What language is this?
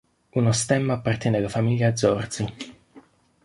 Italian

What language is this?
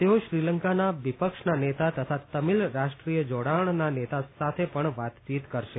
Gujarati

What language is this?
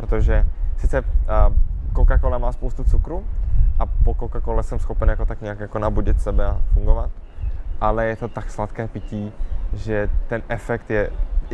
Czech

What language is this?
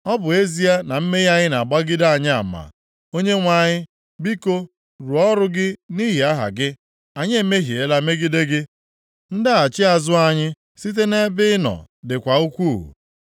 Igbo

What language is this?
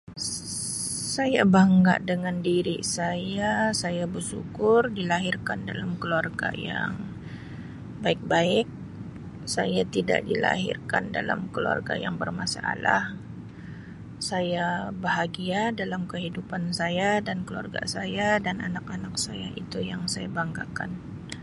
Sabah Malay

